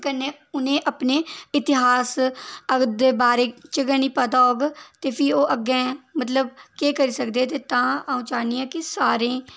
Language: Dogri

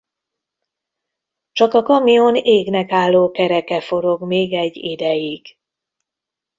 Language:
Hungarian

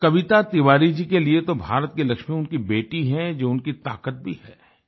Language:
Hindi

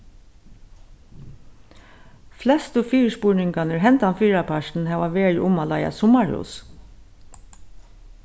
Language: Faroese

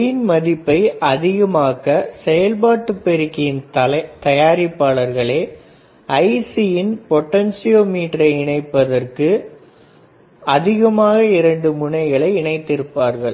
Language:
Tamil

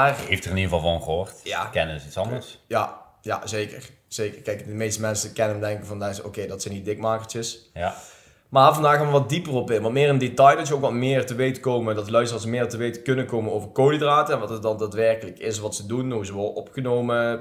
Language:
Dutch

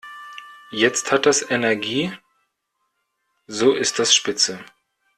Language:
German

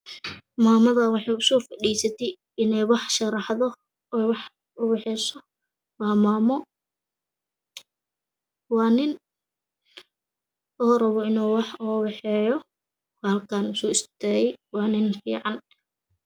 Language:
Somali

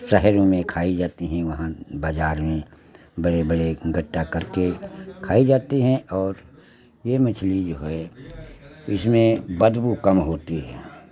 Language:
Hindi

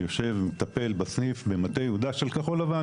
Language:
Hebrew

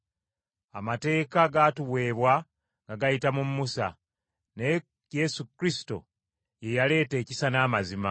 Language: Ganda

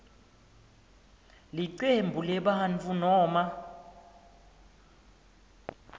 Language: Swati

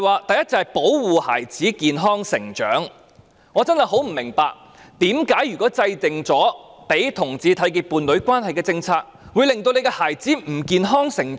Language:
Cantonese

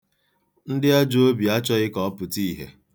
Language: Igbo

